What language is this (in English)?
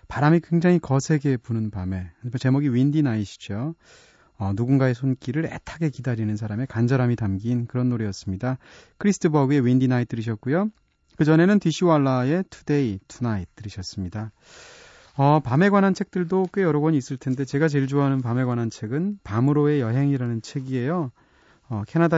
Korean